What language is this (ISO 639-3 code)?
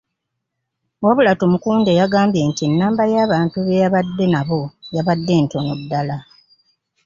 lug